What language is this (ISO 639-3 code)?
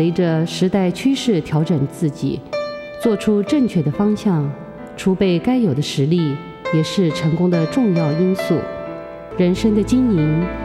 zho